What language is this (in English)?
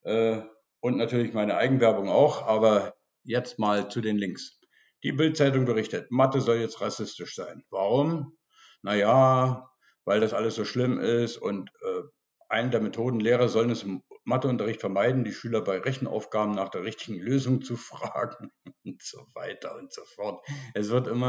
German